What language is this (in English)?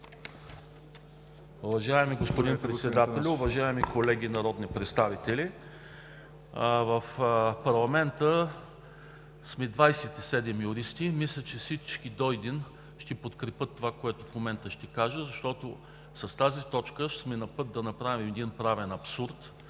Bulgarian